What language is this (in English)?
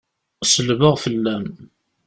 Kabyle